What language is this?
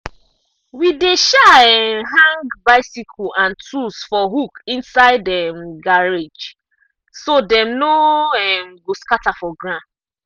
Nigerian Pidgin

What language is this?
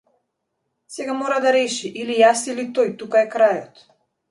Macedonian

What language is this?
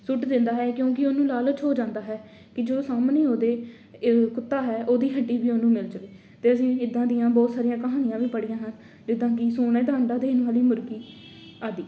Punjabi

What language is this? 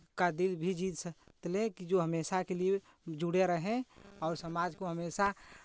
Hindi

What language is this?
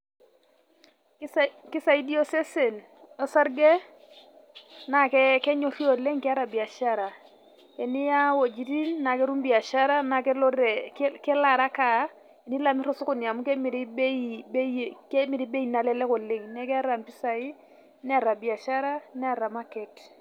Masai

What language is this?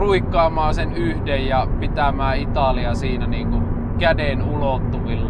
Finnish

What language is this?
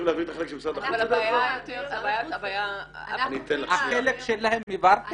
Hebrew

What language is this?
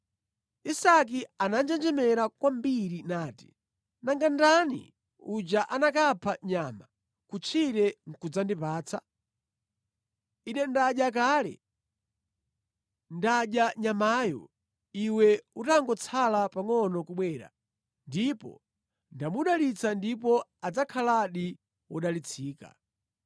Nyanja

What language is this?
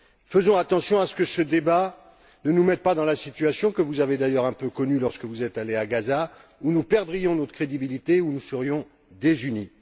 French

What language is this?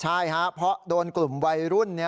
Thai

